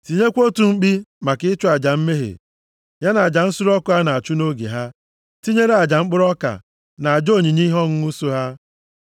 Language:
Igbo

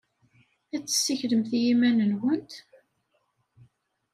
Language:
Kabyle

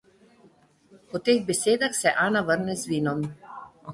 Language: Slovenian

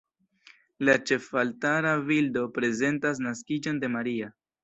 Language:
Esperanto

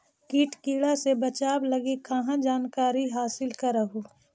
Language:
Magahi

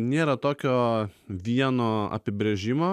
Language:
Lithuanian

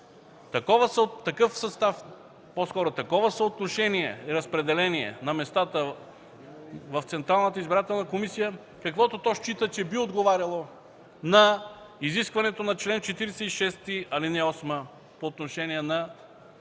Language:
Bulgarian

